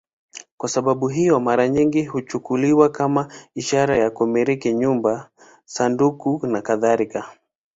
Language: Swahili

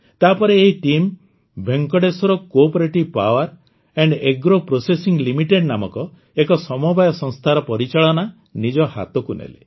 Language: Odia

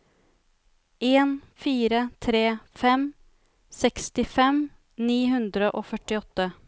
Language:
Norwegian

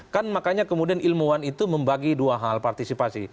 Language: Indonesian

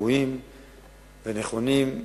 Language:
Hebrew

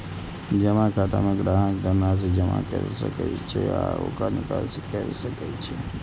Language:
Maithili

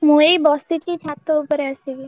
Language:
Odia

